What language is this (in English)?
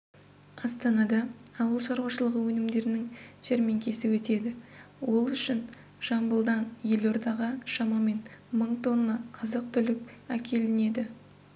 Kazakh